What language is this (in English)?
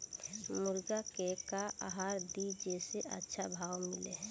Bhojpuri